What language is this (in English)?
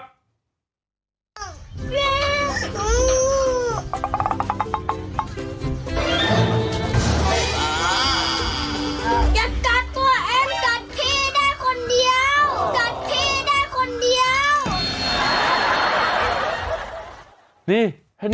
Thai